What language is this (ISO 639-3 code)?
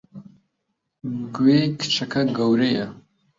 ckb